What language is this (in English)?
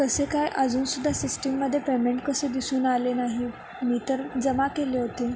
Marathi